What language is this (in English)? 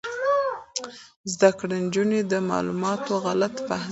Pashto